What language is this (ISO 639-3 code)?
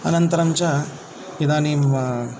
san